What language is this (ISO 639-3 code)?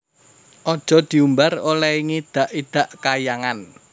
jav